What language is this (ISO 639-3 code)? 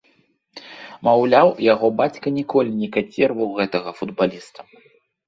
bel